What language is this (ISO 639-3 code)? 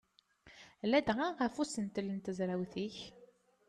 kab